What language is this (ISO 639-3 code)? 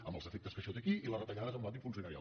cat